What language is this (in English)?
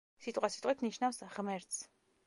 Georgian